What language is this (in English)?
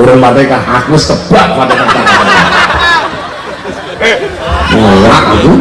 Indonesian